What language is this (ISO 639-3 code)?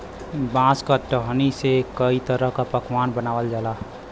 bho